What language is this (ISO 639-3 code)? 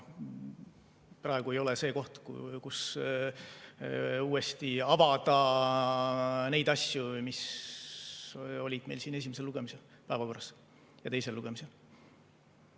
est